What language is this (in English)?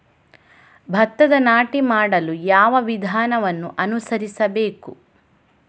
Kannada